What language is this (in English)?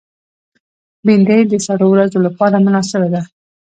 Pashto